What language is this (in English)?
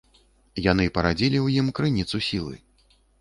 Belarusian